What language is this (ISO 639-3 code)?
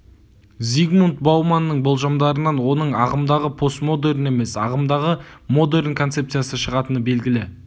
kaz